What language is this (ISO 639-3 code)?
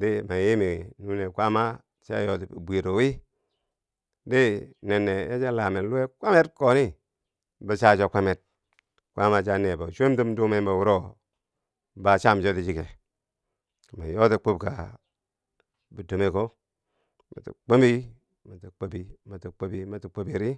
bsj